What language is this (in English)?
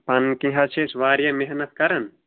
Kashmiri